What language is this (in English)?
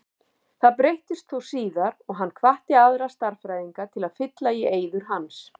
Icelandic